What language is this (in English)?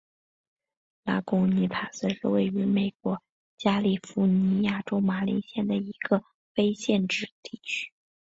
Chinese